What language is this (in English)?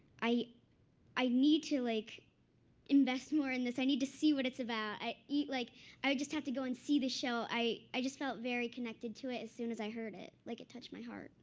English